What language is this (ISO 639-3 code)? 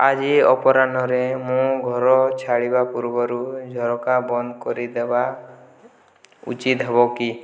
ori